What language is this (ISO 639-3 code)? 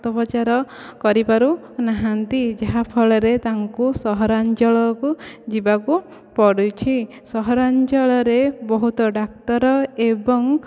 ori